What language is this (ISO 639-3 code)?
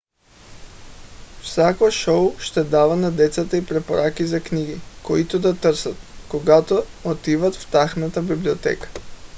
bul